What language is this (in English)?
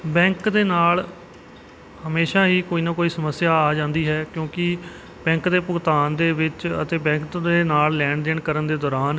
Punjabi